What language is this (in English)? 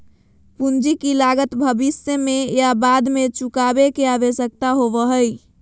Magahi